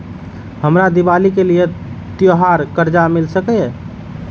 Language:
Maithili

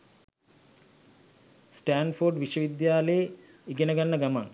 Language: Sinhala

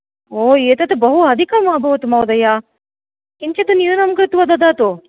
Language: Sanskrit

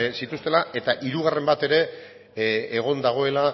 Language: Basque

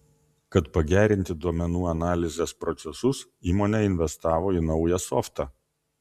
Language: Lithuanian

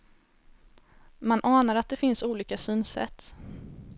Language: Swedish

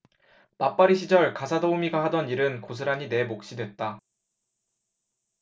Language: Korean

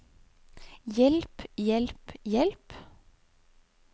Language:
Norwegian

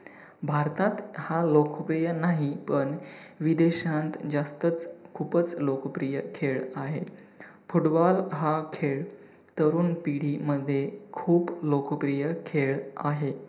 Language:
Marathi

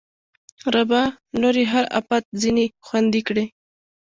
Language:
Pashto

